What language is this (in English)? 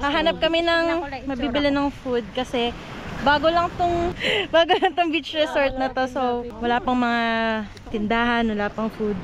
Filipino